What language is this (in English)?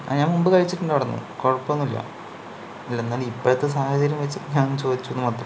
Malayalam